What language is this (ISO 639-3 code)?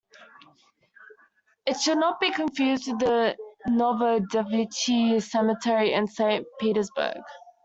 eng